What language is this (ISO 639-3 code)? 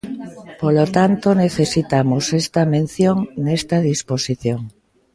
glg